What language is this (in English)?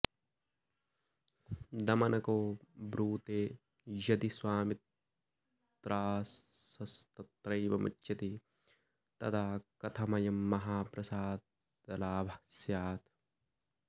Sanskrit